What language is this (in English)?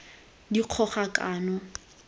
Tswana